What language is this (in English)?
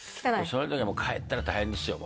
Japanese